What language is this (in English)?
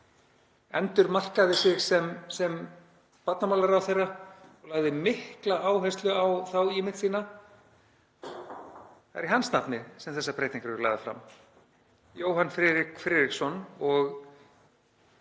Icelandic